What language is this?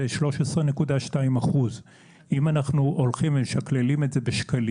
Hebrew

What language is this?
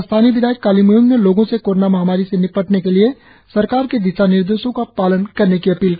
Hindi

